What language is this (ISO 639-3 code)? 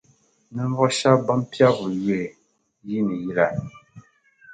dag